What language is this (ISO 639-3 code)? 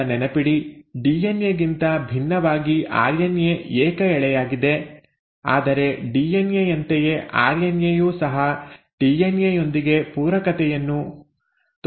kan